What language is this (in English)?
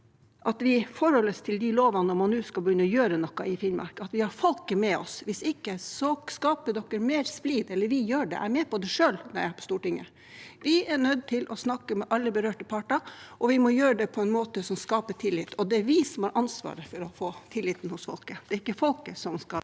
Norwegian